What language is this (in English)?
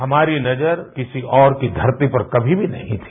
Hindi